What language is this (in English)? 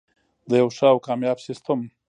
Pashto